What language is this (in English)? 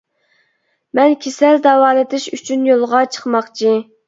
Uyghur